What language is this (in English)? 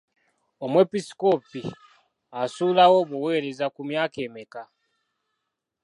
Ganda